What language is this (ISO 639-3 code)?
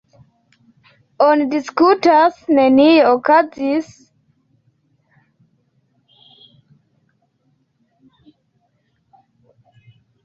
epo